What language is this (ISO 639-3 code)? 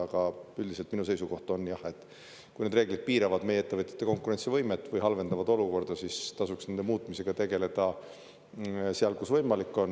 est